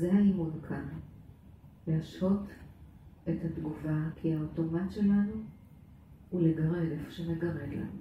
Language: Hebrew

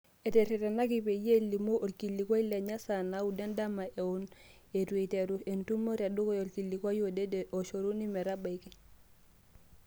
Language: Masai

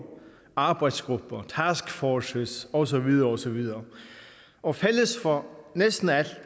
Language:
Danish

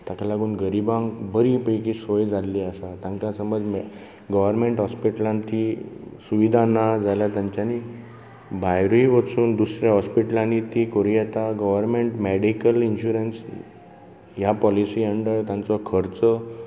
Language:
Konkani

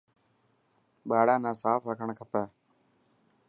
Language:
Dhatki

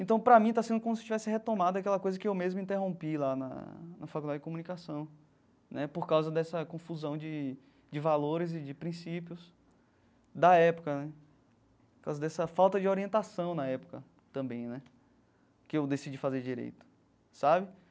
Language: Portuguese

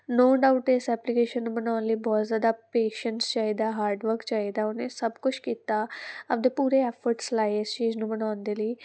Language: Punjabi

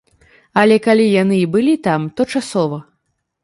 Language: Belarusian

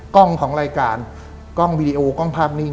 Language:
Thai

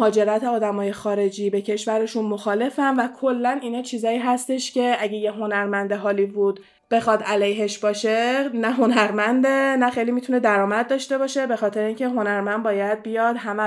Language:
Persian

